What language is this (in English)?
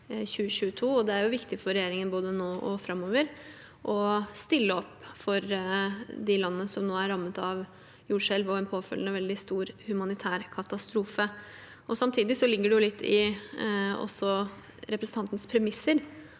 Norwegian